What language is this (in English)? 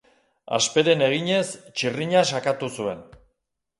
Basque